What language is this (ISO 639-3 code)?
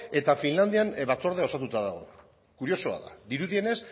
eus